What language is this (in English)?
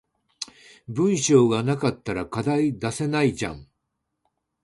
Japanese